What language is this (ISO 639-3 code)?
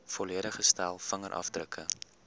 afr